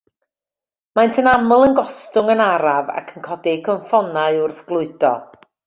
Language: Welsh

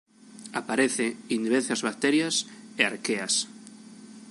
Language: Galician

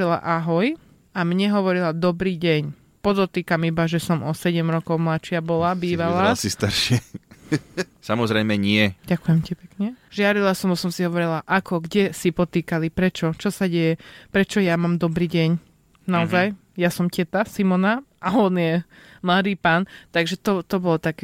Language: Slovak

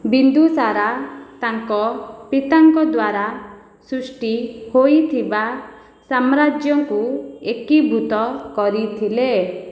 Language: Odia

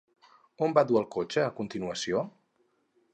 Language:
Catalan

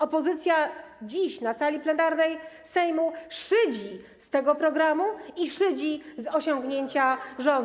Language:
Polish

